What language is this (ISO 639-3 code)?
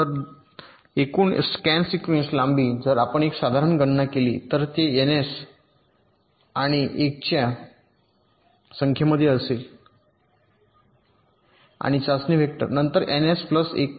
mar